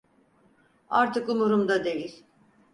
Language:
Turkish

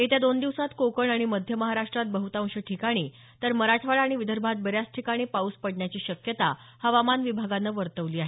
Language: Marathi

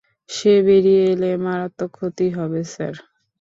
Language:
Bangla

